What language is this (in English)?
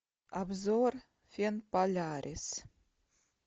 Russian